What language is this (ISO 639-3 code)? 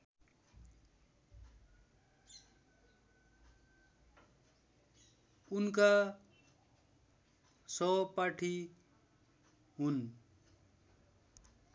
nep